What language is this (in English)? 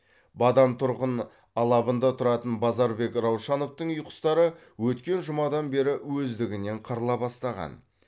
Kazakh